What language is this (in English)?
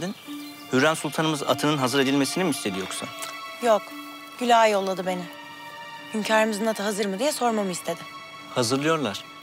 Turkish